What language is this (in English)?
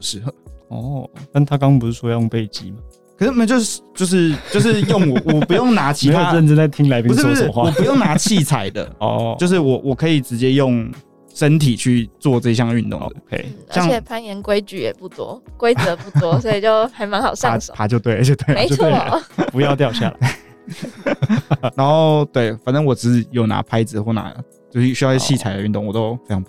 Chinese